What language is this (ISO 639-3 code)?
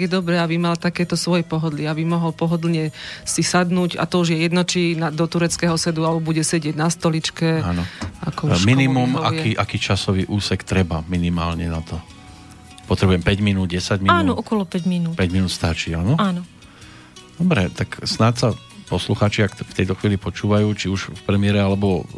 slk